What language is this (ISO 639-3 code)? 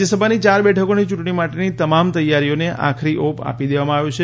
guj